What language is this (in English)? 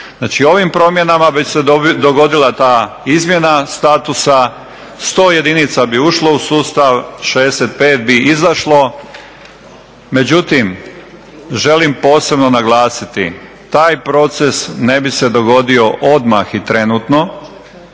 Croatian